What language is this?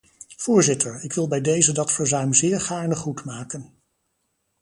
Dutch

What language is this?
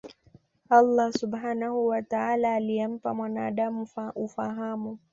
Swahili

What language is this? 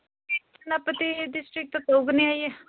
Manipuri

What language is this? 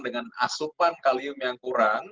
Indonesian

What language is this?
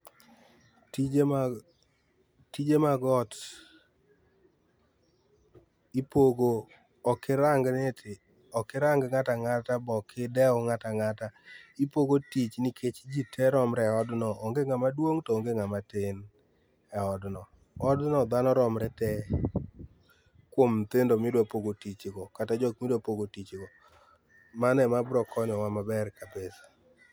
Luo (Kenya and Tanzania)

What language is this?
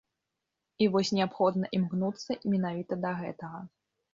Belarusian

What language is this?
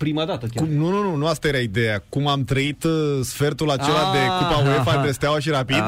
Romanian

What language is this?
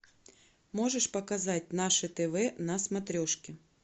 Russian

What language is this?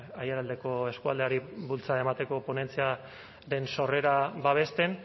Basque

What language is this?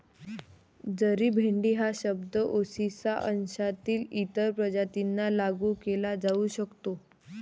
Marathi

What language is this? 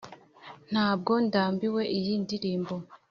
Kinyarwanda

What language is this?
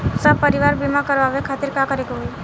Bhojpuri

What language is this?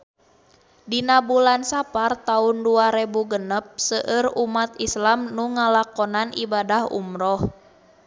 Sundanese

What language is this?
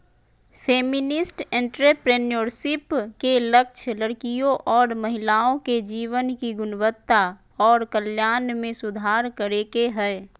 Magahi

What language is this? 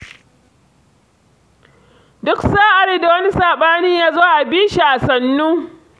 Hausa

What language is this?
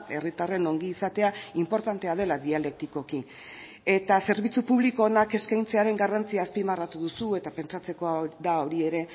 Basque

